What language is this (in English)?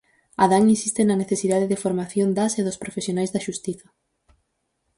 Galician